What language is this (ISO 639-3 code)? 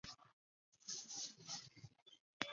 zho